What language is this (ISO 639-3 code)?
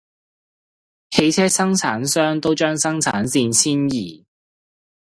yue